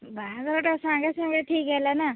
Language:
Odia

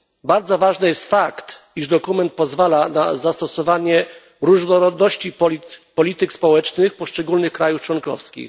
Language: Polish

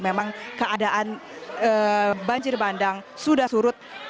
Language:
Indonesian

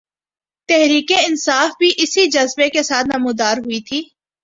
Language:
Urdu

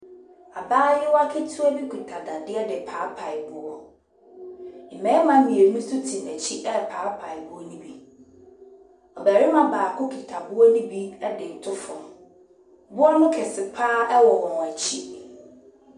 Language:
Akan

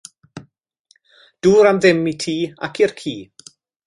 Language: Welsh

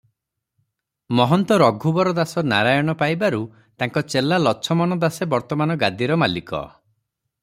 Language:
Odia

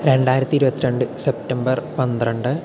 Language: Malayalam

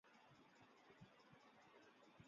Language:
Chinese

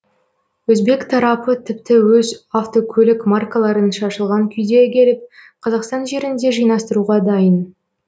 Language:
Kazakh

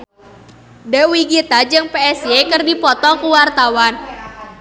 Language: Sundanese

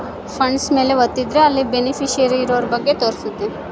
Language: Kannada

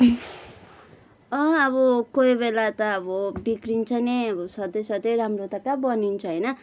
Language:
Nepali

